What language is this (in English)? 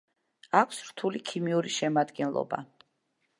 Georgian